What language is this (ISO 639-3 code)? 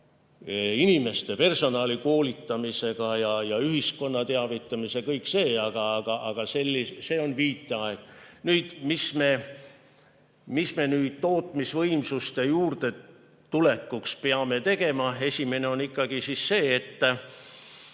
est